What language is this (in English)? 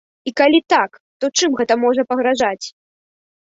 Belarusian